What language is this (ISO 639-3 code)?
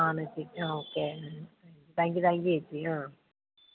mal